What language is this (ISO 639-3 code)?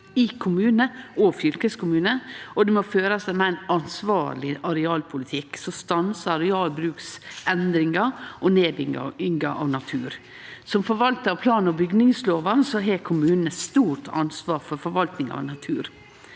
nor